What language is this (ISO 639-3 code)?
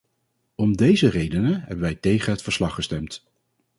nld